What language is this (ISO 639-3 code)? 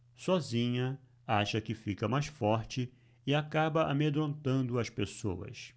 por